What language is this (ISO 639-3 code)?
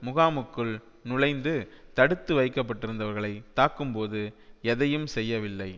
tam